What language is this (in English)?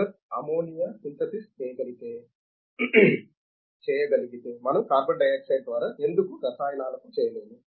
Telugu